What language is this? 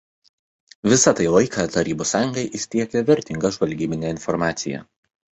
Lithuanian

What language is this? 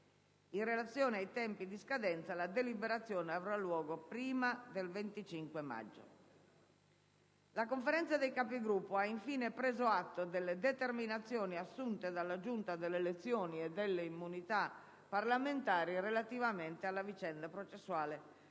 Italian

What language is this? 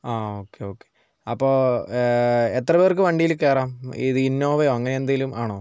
Malayalam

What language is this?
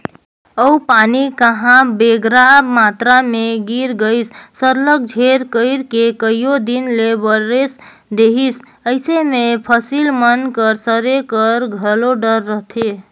Chhattisgarhi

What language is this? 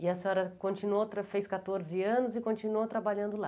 Portuguese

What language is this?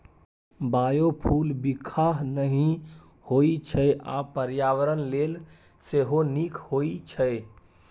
Maithili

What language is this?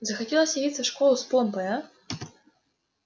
Russian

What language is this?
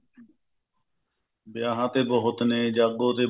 Punjabi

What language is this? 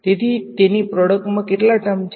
Gujarati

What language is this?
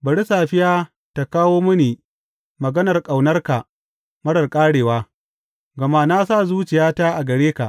Hausa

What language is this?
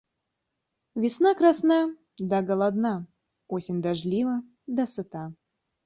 Russian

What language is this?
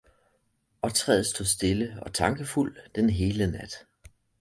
Danish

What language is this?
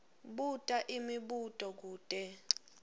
Swati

